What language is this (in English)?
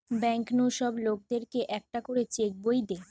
Bangla